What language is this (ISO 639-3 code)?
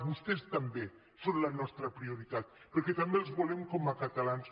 cat